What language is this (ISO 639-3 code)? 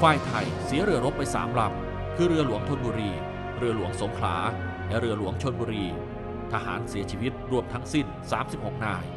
tha